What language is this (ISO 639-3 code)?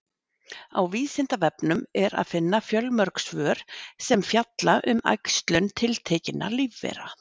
isl